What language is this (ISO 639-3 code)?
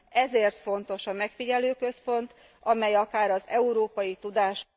hun